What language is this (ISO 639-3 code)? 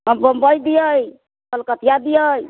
mai